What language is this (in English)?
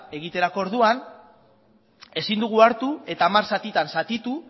Basque